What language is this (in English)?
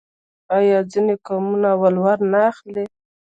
Pashto